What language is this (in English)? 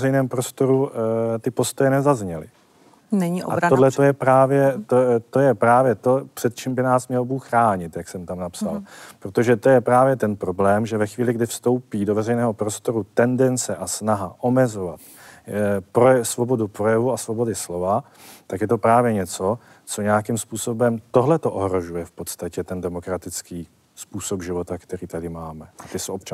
Czech